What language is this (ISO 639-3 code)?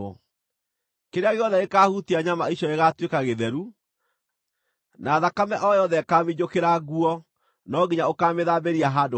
kik